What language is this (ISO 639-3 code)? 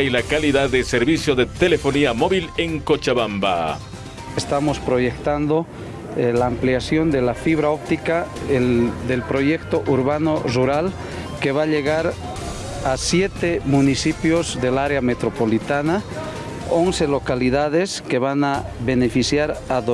spa